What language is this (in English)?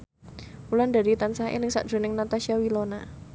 Javanese